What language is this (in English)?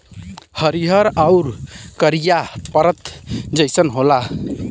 Bhojpuri